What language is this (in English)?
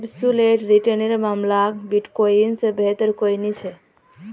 Magahi